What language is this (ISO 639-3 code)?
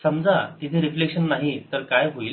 mar